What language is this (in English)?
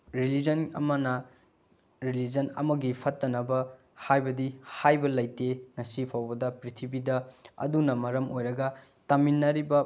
Manipuri